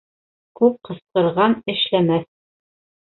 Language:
Bashkir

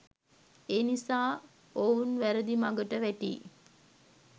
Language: Sinhala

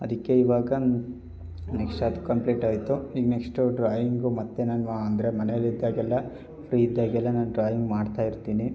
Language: Kannada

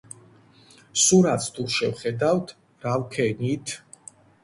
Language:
Georgian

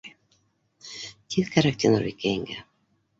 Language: Bashkir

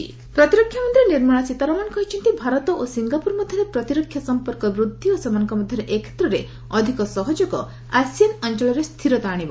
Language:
Odia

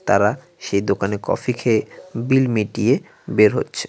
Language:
Bangla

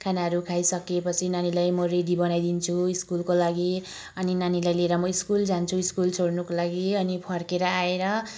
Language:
Nepali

